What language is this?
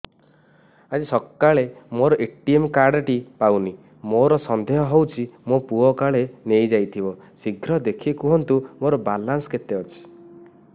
Odia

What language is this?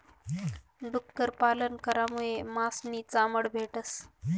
Marathi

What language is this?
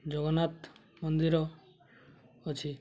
Odia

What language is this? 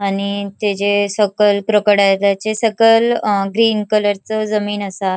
Konkani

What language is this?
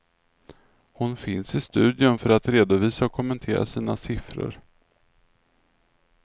Swedish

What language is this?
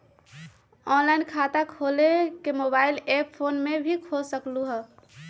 Magahi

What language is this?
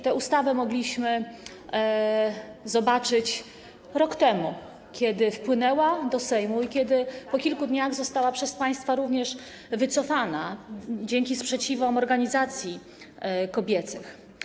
Polish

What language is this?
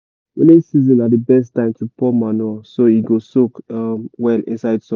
Nigerian Pidgin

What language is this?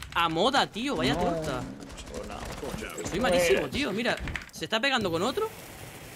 Spanish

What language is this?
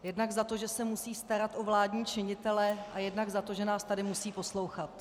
Czech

